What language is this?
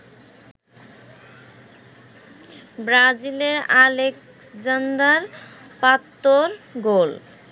Bangla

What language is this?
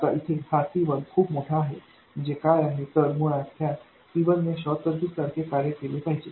Marathi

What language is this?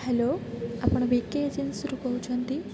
Odia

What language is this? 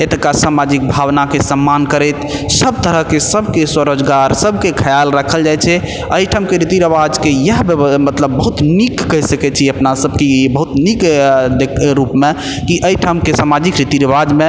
Maithili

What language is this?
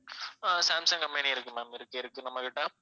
Tamil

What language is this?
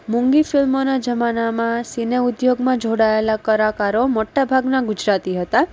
Gujarati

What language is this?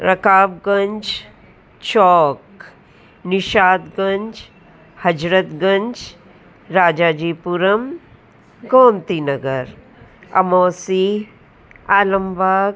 Sindhi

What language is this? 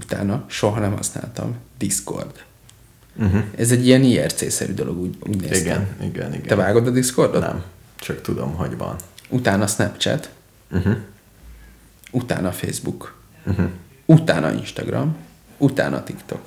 Hungarian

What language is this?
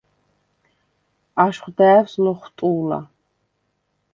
Svan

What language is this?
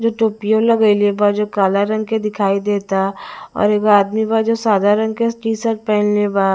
Bhojpuri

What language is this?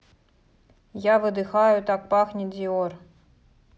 Russian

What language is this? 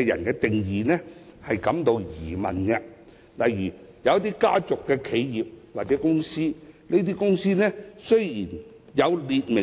Cantonese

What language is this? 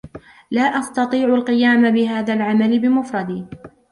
Arabic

